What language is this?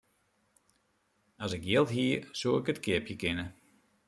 Western Frisian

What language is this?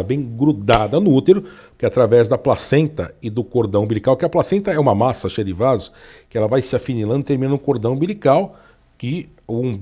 Portuguese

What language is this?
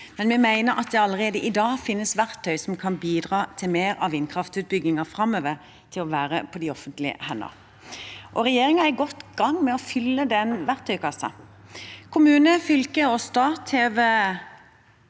Norwegian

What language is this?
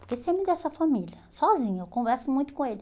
Portuguese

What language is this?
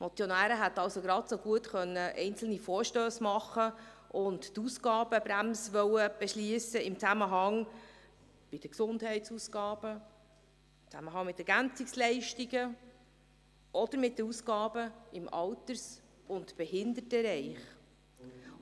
Swiss German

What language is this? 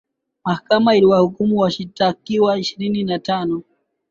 Swahili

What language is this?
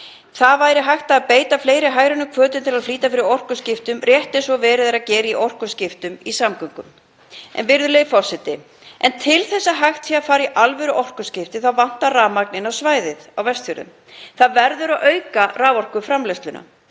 Icelandic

